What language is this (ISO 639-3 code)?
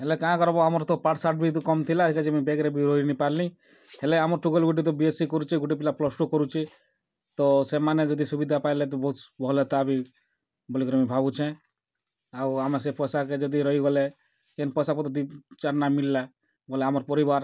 ori